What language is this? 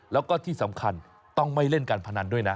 Thai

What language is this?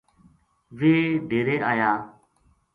Gujari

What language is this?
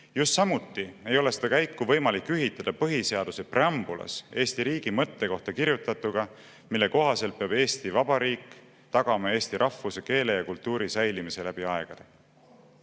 Estonian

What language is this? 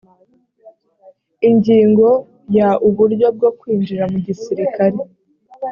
Kinyarwanda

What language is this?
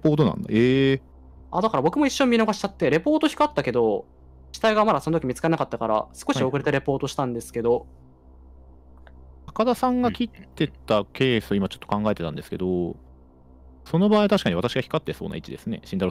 Japanese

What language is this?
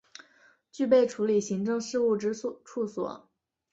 Chinese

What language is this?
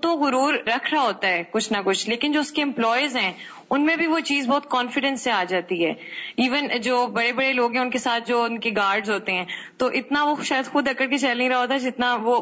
Urdu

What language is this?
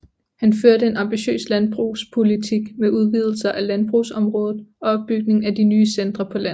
Danish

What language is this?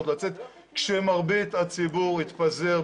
Hebrew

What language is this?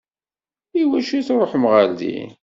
Kabyle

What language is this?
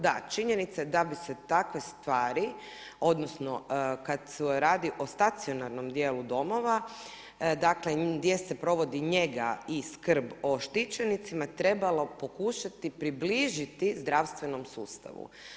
Croatian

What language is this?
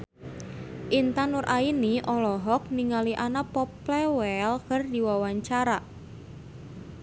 Sundanese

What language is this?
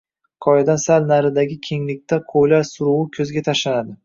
Uzbek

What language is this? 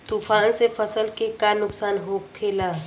Bhojpuri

